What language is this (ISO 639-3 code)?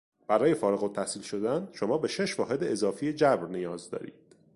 fas